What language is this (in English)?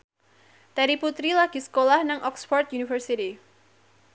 Javanese